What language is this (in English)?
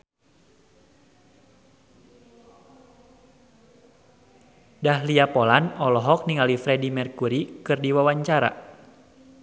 Sundanese